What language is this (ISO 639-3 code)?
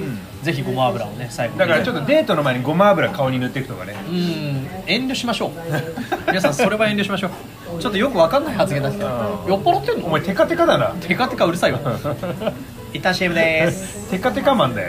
jpn